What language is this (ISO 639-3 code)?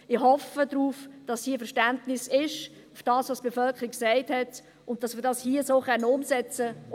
gsw